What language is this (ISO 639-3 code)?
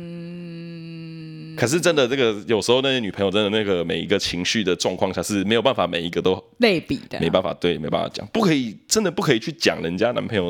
zho